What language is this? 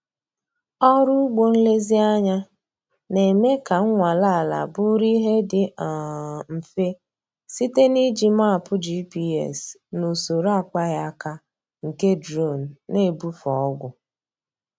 Igbo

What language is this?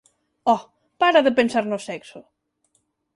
Galician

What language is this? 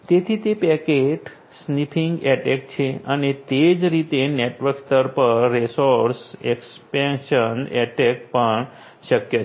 Gujarati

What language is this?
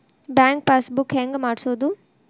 Kannada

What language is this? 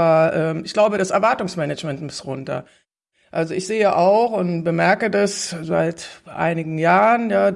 German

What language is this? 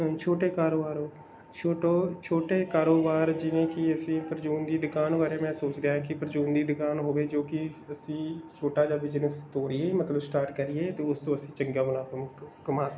Punjabi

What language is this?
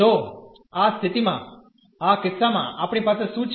Gujarati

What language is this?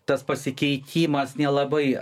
Lithuanian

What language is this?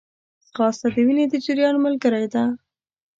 Pashto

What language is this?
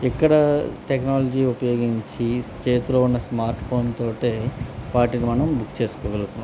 Telugu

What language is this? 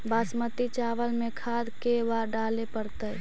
Magahi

